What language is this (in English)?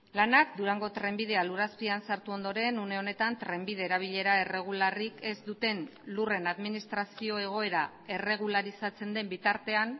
Basque